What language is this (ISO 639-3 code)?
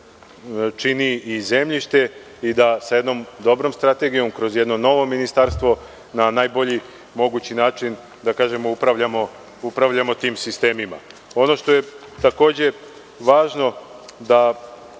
srp